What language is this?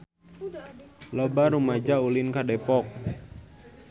Sundanese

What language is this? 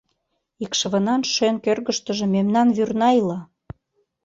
Mari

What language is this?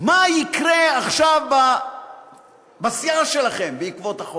Hebrew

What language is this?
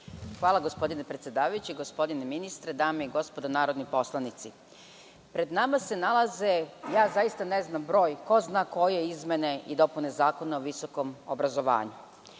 Serbian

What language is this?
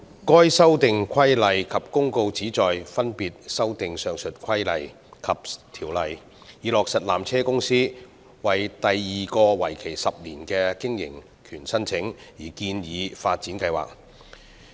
Cantonese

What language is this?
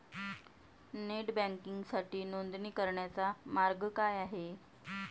Marathi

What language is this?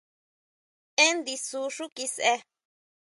Huautla Mazatec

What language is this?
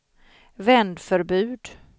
Swedish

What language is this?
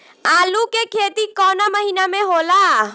Bhojpuri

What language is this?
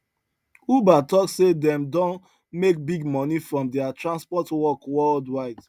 Nigerian Pidgin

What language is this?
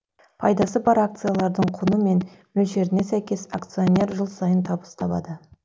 Kazakh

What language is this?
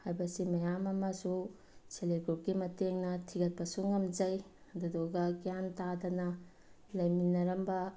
Manipuri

